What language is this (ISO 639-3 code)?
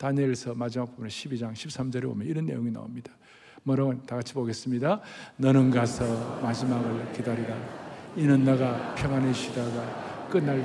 kor